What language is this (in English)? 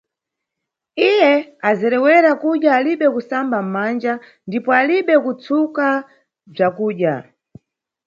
Nyungwe